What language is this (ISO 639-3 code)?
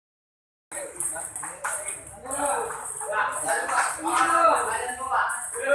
ind